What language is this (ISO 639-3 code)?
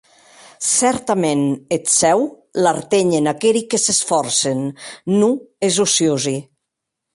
oci